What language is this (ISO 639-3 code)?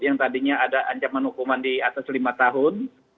ind